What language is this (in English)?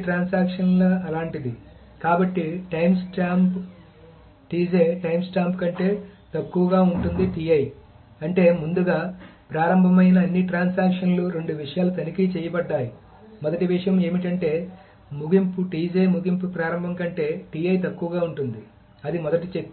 Telugu